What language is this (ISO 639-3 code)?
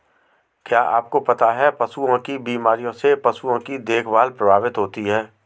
hin